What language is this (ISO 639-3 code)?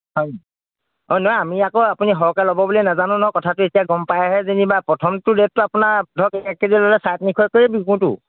asm